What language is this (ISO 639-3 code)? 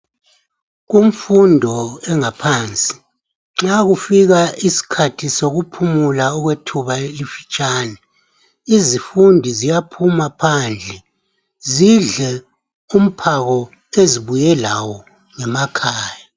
nde